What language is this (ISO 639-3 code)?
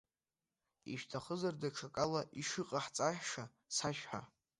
abk